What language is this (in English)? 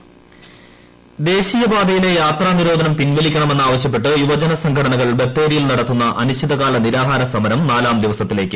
Malayalam